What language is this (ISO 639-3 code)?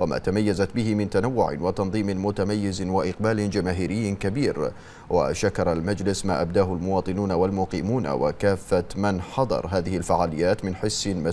ara